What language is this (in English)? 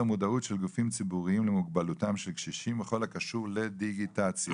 Hebrew